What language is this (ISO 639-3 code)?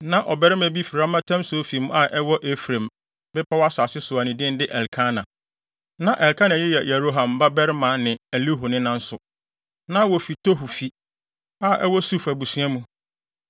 aka